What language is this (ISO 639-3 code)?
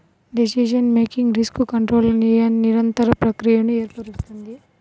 tel